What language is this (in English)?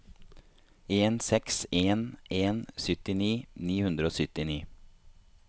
Norwegian